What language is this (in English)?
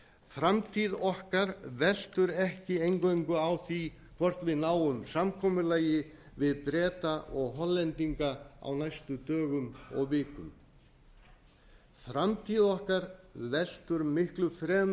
Icelandic